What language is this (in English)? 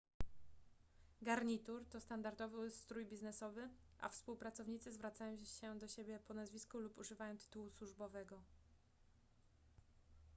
Polish